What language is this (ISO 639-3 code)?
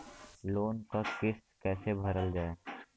bho